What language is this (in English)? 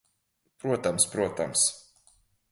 Latvian